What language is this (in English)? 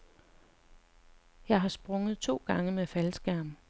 Danish